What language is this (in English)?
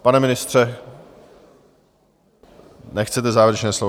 Czech